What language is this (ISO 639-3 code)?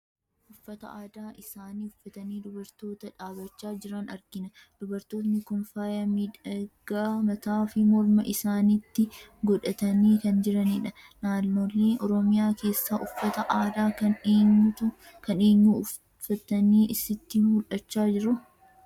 orm